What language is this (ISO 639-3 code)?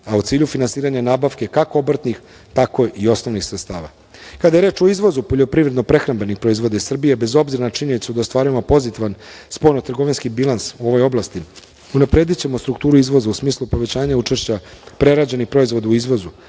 srp